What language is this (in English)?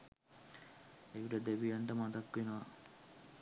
Sinhala